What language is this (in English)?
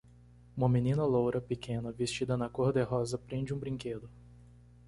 Portuguese